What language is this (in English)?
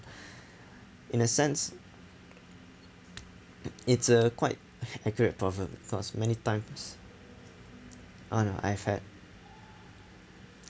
English